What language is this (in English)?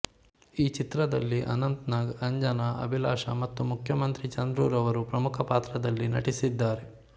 Kannada